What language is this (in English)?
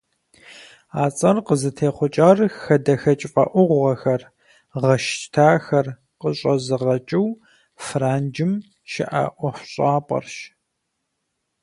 Kabardian